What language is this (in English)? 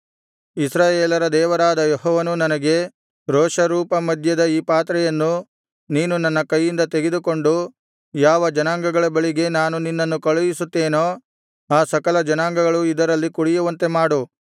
Kannada